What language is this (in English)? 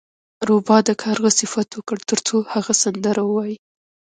Pashto